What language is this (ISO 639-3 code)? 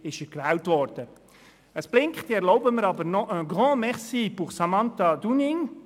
gsw